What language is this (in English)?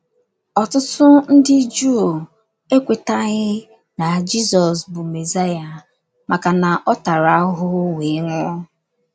Igbo